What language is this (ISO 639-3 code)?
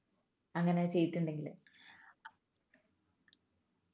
mal